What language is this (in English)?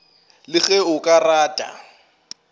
Northern Sotho